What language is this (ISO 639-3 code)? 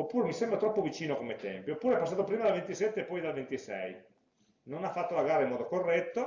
ita